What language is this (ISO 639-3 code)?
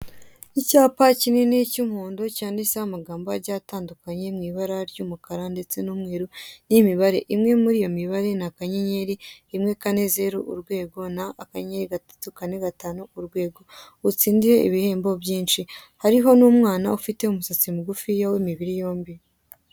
kin